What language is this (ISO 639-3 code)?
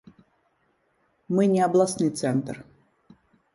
bel